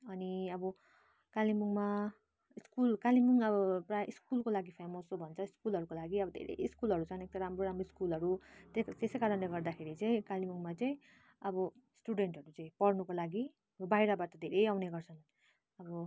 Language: Nepali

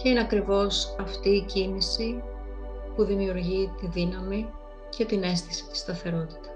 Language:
Greek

